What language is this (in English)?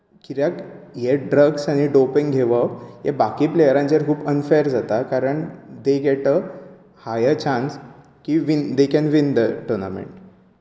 Konkani